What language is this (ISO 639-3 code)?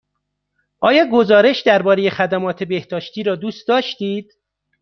fas